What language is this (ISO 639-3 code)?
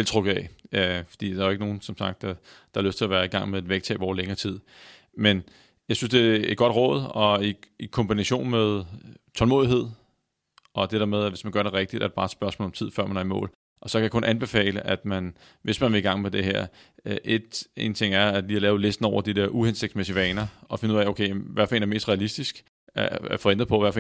dan